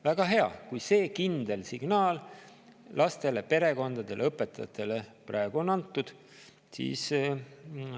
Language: Estonian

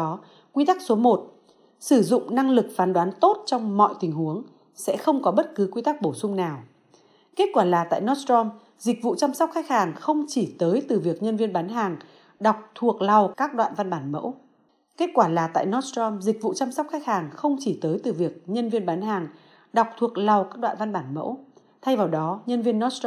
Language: Vietnamese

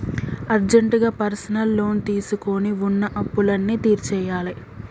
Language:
Telugu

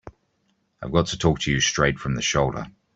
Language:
English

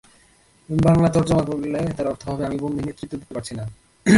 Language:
Bangla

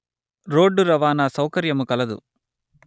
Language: Telugu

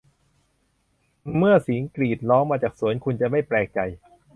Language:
Thai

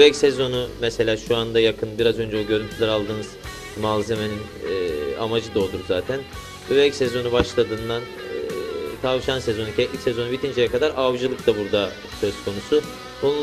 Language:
Turkish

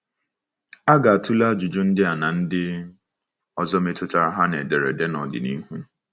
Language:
Igbo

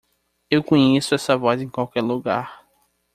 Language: Portuguese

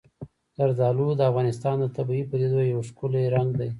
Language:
Pashto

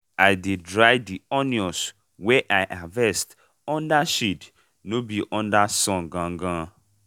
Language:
Nigerian Pidgin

